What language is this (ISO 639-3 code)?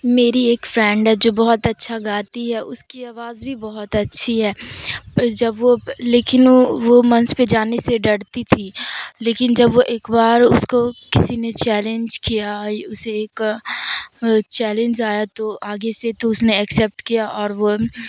urd